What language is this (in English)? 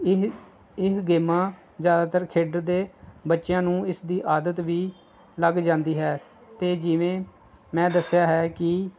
Punjabi